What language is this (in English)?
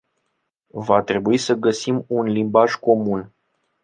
Romanian